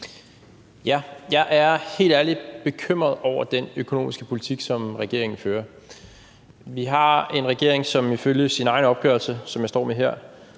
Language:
Danish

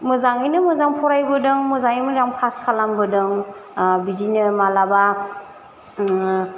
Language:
Bodo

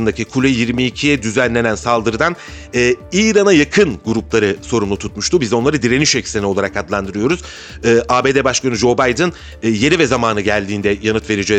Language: Turkish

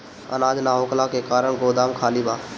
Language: Bhojpuri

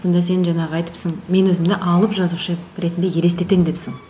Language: Kazakh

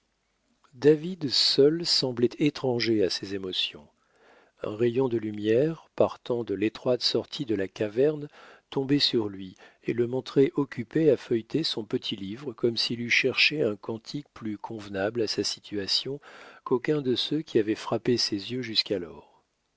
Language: French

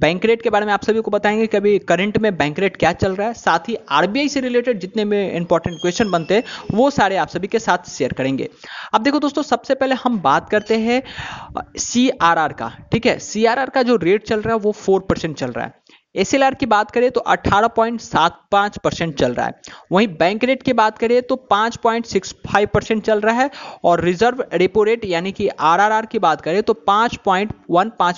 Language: Hindi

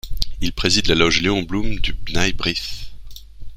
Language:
French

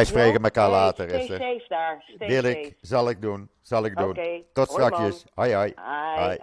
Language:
Dutch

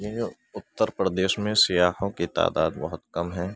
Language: Urdu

